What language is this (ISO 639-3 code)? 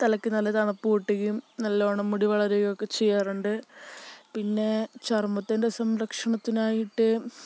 mal